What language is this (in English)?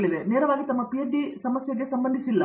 Kannada